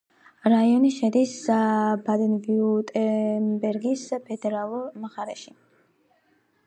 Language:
Georgian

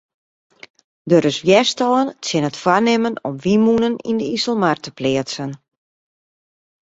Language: Western Frisian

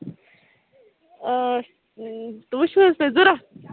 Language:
Kashmiri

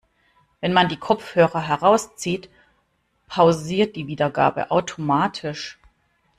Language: German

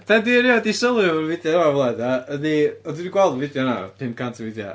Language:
Welsh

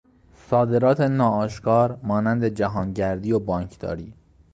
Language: Persian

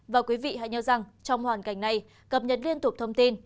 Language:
Vietnamese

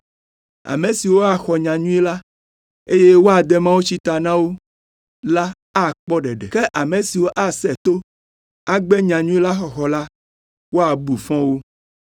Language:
Ewe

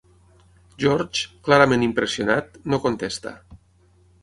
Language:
Catalan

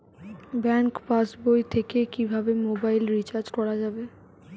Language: Bangla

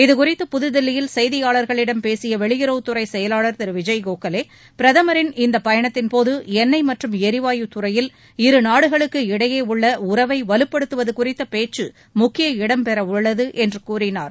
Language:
Tamil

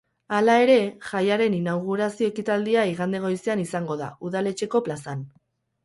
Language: Basque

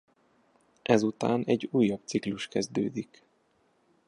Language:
Hungarian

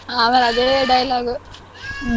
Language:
Kannada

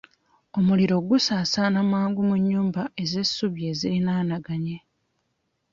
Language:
Ganda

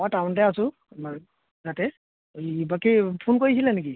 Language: Assamese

